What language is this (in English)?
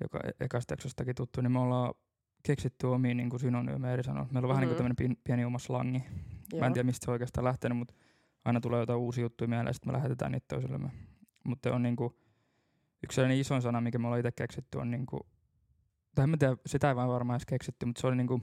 Finnish